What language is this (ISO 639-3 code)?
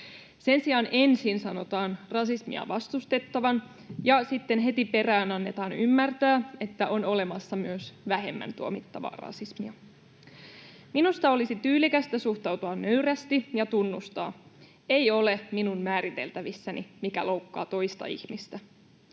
fin